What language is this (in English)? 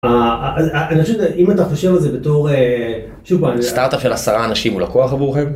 Hebrew